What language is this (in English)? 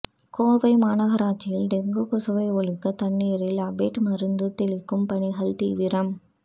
Tamil